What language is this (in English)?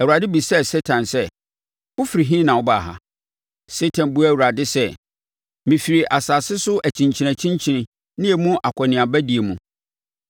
Akan